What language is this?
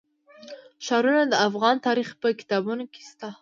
Pashto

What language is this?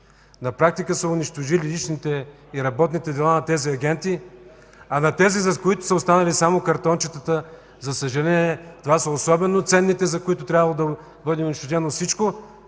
Bulgarian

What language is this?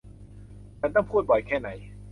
Thai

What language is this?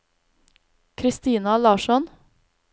Norwegian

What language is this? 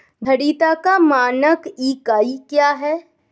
Hindi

